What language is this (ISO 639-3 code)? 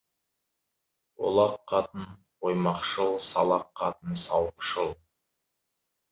kaz